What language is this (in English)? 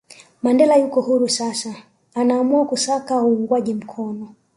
Swahili